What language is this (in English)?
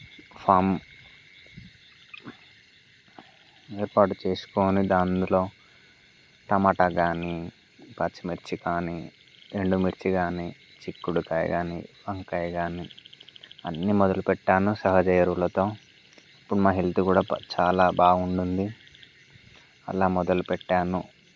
Telugu